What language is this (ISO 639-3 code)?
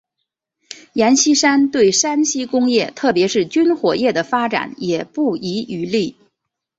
zho